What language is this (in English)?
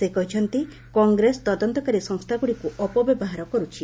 Odia